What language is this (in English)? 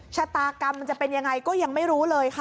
Thai